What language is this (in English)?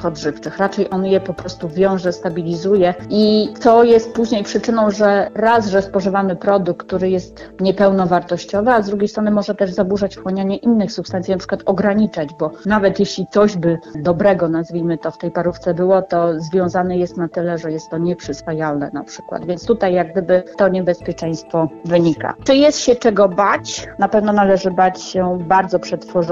Polish